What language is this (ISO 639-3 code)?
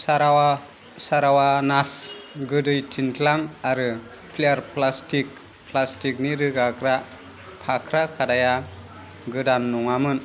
brx